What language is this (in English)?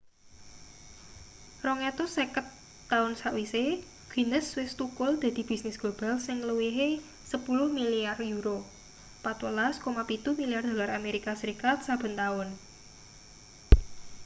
Javanese